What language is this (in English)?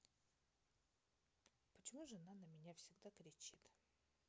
Russian